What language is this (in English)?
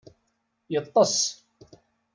Kabyle